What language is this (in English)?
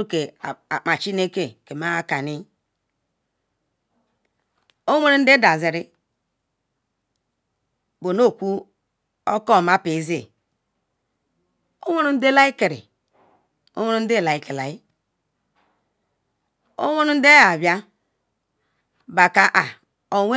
Ikwere